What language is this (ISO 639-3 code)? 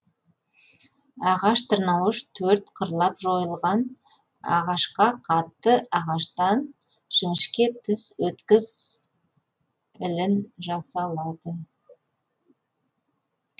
kaz